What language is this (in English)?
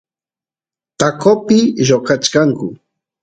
Santiago del Estero Quichua